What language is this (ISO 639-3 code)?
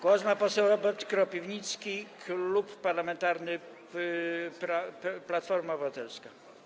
pol